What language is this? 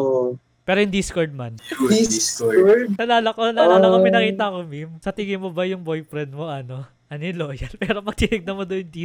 Filipino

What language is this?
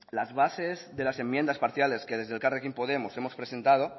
Spanish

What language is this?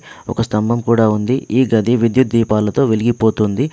Telugu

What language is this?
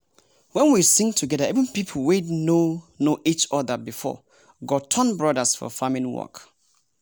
Nigerian Pidgin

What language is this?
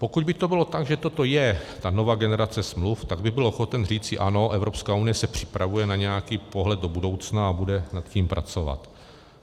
Czech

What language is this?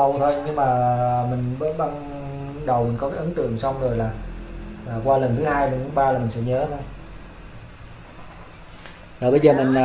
Vietnamese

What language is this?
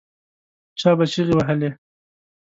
Pashto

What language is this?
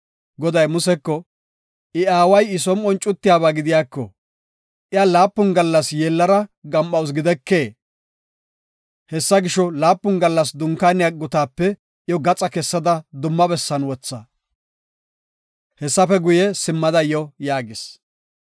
Gofa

